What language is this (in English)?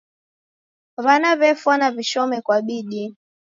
Taita